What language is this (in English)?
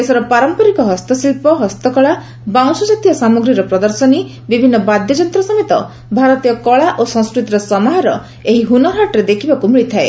Odia